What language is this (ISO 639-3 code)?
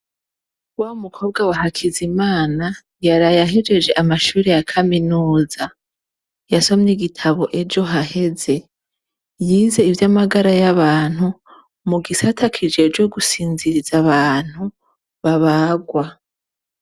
run